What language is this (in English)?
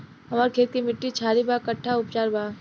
Bhojpuri